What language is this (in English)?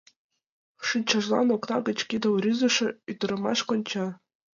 Mari